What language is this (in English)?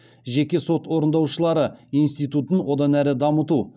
Kazakh